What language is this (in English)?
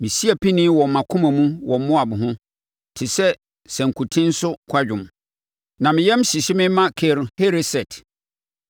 Akan